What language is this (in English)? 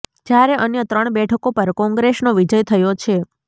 Gujarati